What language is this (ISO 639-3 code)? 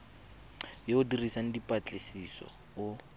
tsn